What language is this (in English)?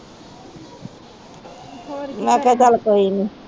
Punjabi